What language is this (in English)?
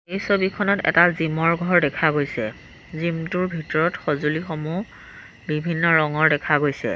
Assamese